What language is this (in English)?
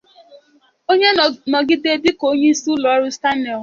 Igbo